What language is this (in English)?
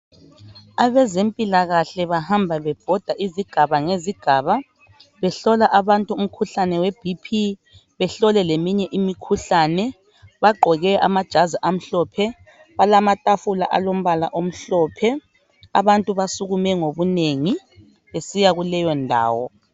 North Ndebele